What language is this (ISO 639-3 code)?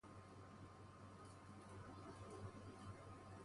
fas